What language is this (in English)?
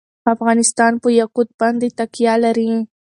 Pashto